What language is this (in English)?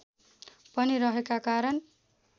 Nepali